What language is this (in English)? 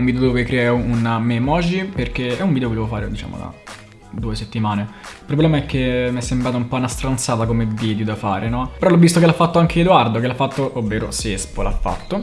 Italian